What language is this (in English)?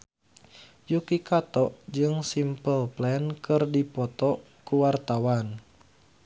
Sundanese